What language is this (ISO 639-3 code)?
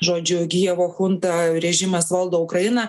lit